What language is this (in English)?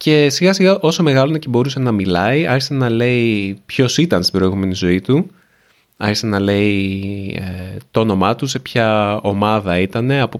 Greek